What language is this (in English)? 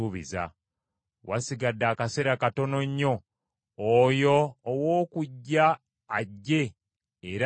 Ganda